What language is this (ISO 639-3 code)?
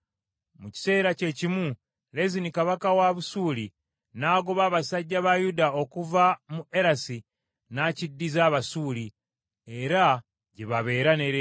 lug